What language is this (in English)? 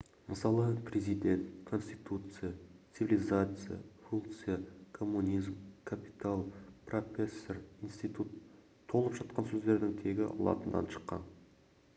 Kazakh